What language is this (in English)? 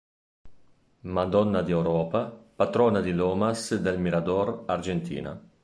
Italian